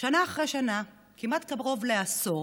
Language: Hebrew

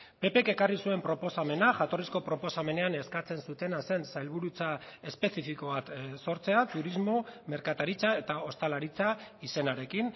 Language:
Basque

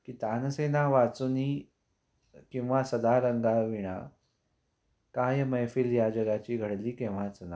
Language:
Marathi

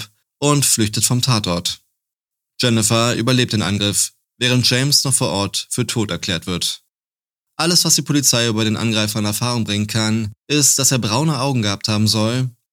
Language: German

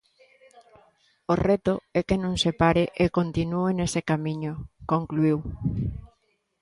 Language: Galician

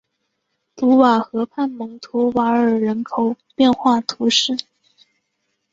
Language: Chinese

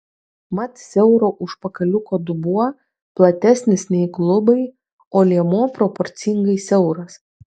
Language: Lithuanian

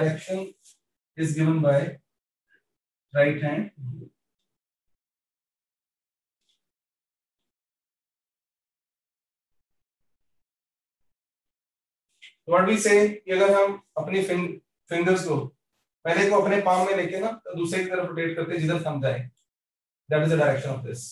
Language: Hindi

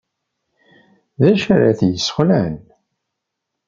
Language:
Kabyle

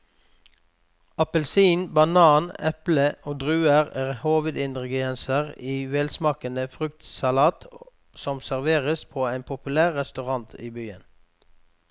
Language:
Norwegian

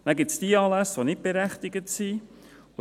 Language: Swiss German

